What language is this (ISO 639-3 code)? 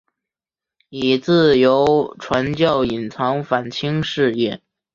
zho